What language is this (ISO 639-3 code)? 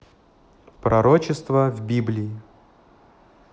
rus